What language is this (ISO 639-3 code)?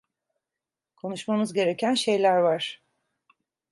tur